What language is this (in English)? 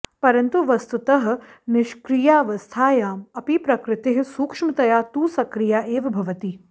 Sanskrit